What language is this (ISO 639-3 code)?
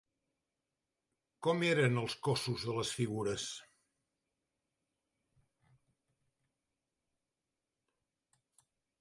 cat